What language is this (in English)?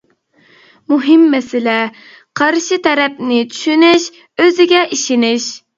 Uyghur